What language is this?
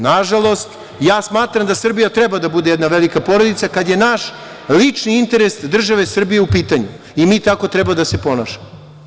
Serbian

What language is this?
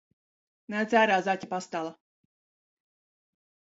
Latvian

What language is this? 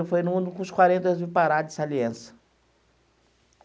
Portuguese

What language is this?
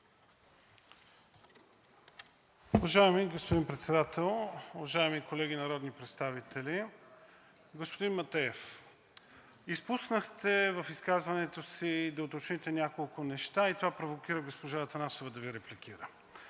Bulgarian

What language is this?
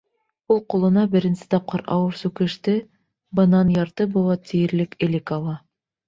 Bashkir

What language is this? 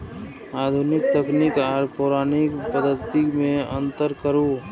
Maithili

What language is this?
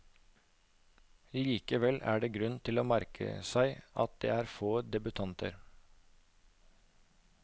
Norwegian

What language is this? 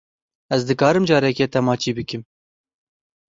Kurdish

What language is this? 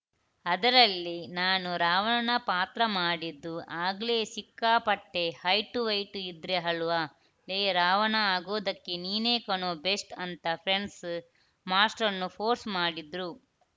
Kannada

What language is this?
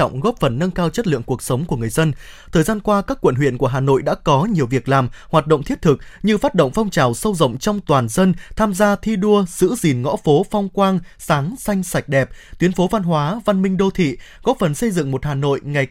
Vietnamese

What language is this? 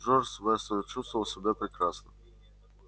Russian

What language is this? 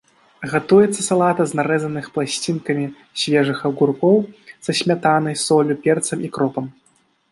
Belarusian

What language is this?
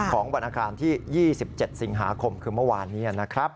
Thai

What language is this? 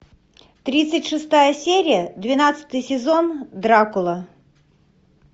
Russian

